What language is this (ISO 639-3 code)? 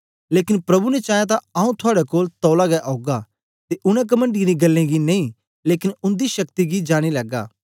doi